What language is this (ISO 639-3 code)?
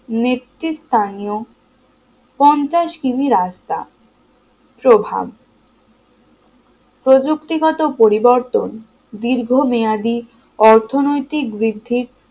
ben